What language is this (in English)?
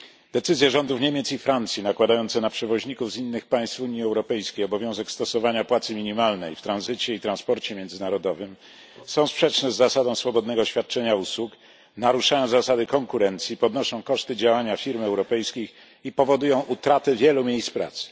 Polish